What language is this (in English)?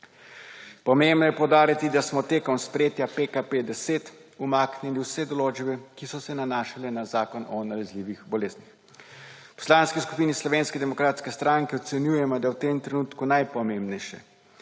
Slovenian